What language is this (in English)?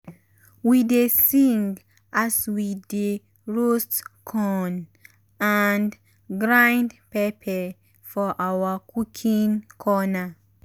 Nigerian Pidgin